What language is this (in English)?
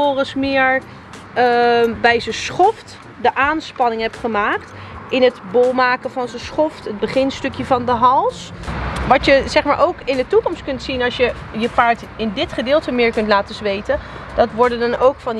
Dutch